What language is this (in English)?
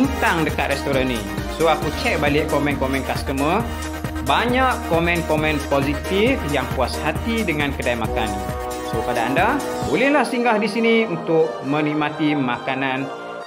Malay